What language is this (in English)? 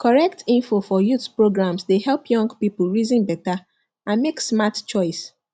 Nigerian Pidgin